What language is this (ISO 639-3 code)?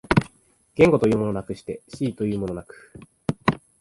jpn